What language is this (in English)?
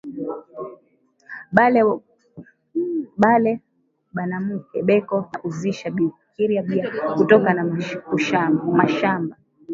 Swahili